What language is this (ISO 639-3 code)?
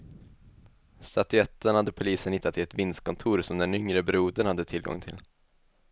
swe